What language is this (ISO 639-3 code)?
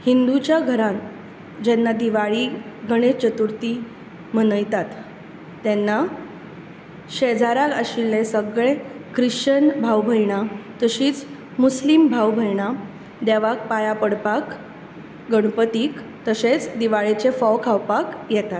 kok